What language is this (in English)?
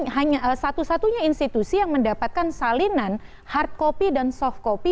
Indonesian